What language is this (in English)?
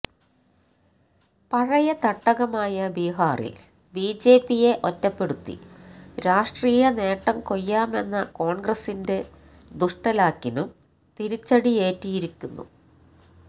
Malayalam